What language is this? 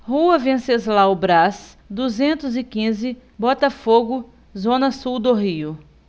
Portuguese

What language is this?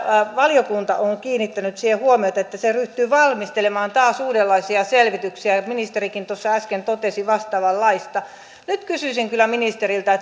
Finnish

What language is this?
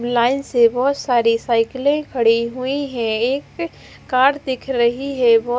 Hindi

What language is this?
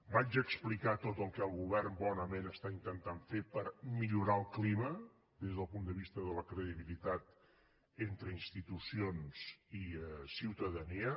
Catalan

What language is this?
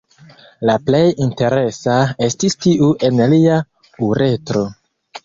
Esperanto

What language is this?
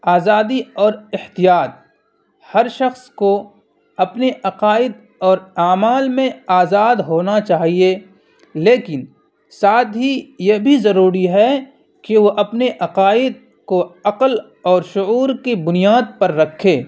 Urdu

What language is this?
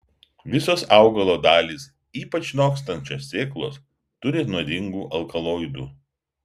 Lithuanian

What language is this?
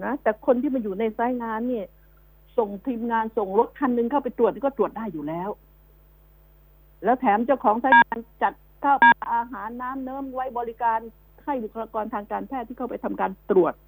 Thai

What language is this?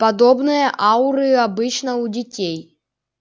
Russian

